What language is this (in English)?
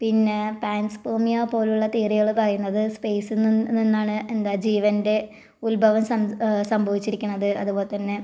Malayalam